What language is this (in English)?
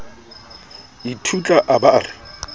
Southern Sotho